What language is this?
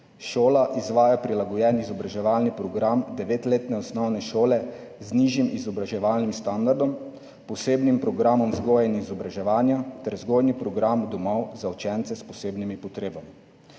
Slovenian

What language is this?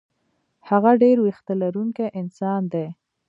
Pashto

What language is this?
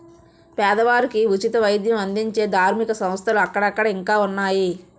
Telugu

